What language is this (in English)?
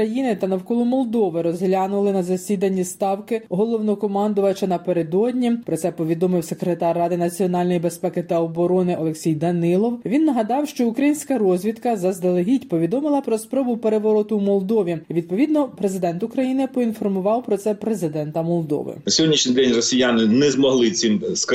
Ukrainian